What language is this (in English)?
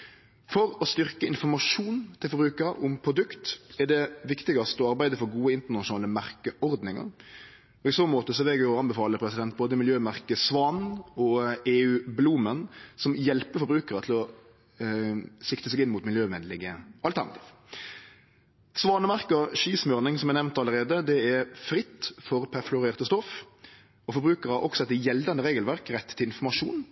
Norwegian Nynorsk